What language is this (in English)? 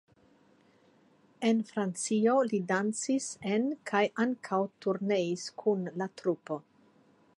Esperanto